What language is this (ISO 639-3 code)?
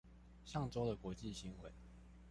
zho